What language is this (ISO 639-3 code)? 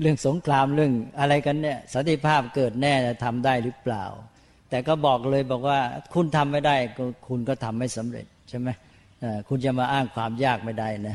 tha